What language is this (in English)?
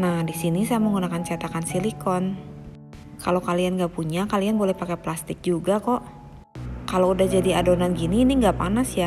Indonesian